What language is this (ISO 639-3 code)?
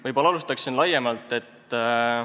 est